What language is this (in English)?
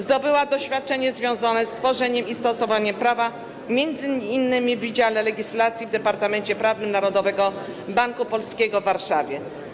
Polish